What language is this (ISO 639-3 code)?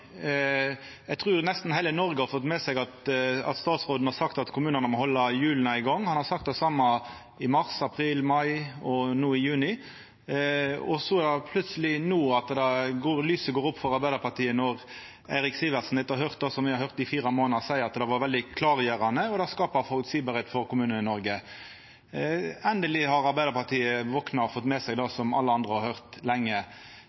nno